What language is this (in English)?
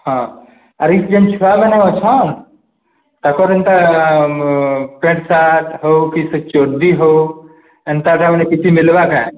Odia